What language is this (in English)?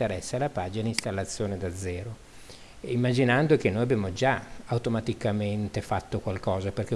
Italian